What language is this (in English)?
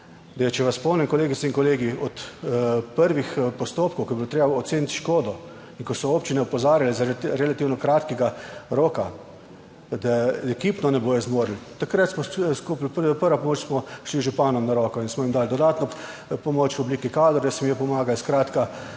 Slovenian